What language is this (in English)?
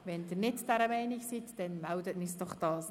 Swiss German